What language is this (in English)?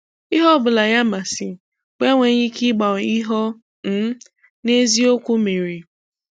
Igbo